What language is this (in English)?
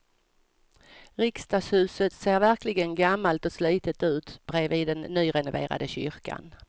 Swedish